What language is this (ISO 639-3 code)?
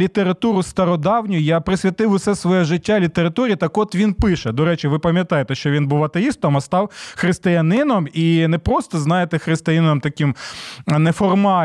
ukr